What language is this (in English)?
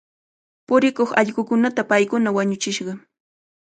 Cajatambo North Lima Quechua